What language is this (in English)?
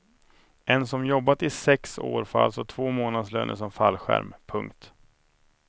Swedish